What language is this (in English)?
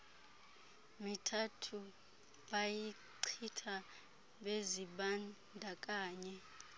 Xhosa